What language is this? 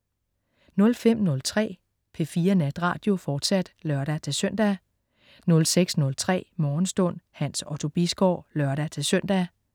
Danish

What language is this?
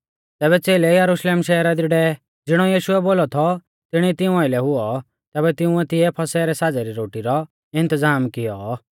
Mahasu Pahari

